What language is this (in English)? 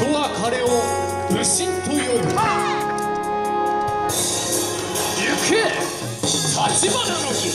Japanese